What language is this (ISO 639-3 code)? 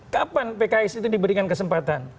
ind